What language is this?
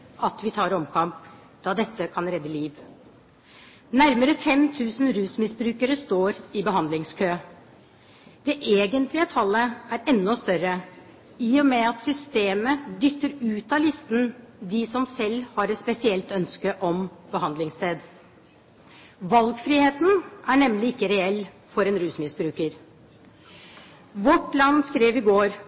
Norwegian Bokmål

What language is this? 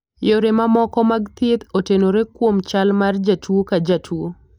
Luo (Kenya and Tanzania)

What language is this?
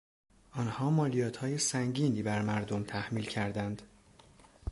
Persian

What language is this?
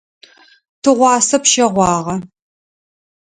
Adyghe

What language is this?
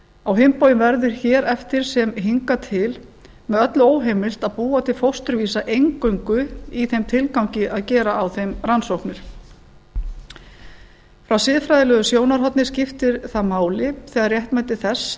Icelandic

